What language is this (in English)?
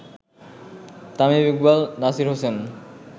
Bangla